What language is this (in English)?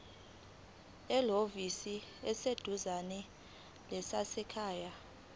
Zulu